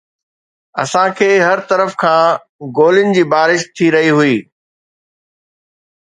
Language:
Sindhi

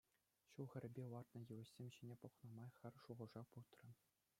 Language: Chuvash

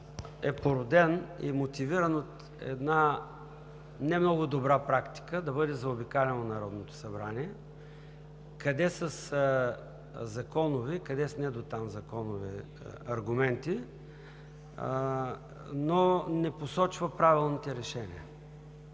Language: Bulgarian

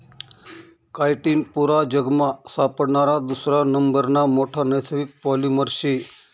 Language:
Marathi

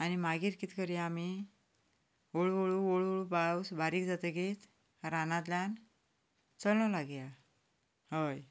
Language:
Konkani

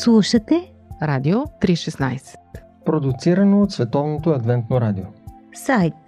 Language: Bulgarian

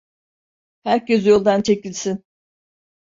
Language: Turkish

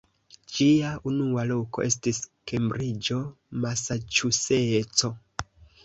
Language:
Esperanto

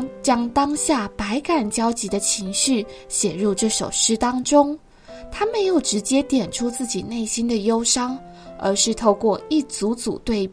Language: Chinese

